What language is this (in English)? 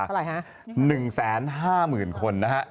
Thai